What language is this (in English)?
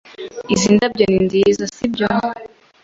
Kinyarwanda